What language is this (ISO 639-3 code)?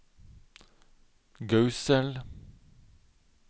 nor